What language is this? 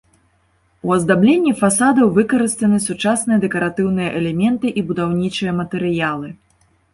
Belarusian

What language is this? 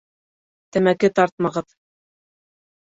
Bashkir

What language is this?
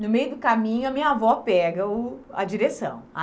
Portuguese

